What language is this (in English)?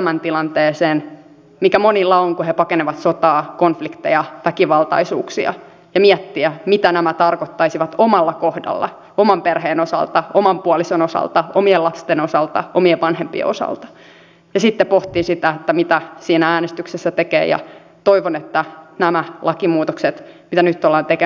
Finnish